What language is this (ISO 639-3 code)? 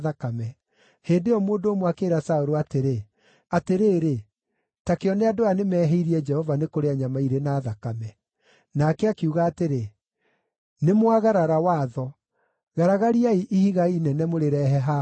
kik